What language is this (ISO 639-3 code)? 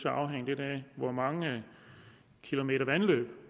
dan